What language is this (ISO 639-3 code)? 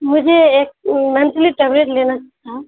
urd